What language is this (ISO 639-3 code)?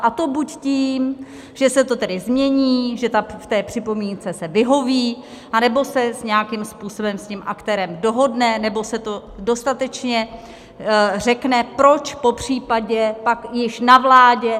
ces